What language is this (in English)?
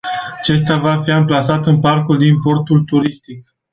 Romanian